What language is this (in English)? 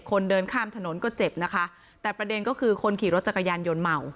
Thai